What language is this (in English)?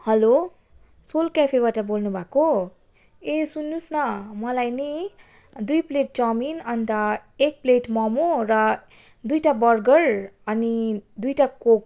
Nepali